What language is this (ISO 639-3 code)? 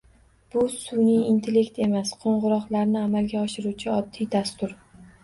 uzb